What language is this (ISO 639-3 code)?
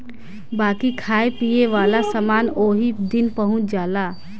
bho